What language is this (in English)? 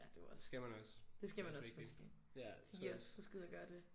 Danish